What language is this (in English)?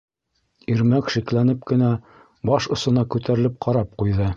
Bashkir